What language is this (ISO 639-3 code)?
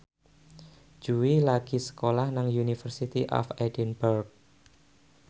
jav